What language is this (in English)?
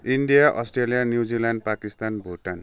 Nepali